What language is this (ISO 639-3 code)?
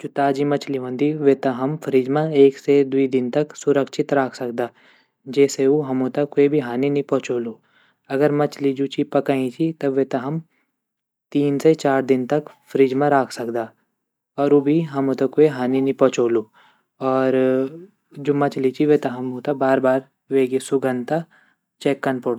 gbm